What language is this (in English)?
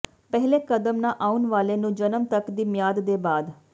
Punjabi